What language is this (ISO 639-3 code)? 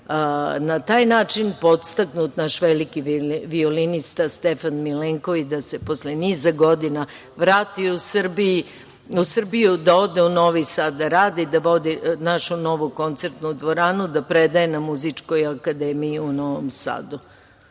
srp